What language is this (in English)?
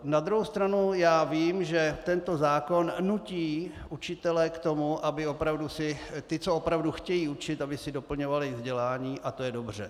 Czech